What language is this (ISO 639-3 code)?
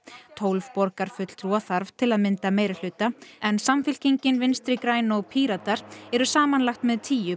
isl